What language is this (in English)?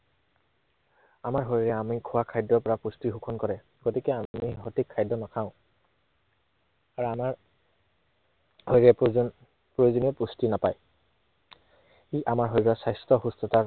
Assamese